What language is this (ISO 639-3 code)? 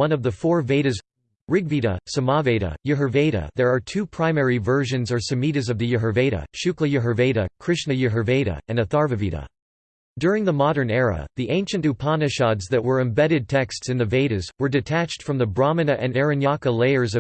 eng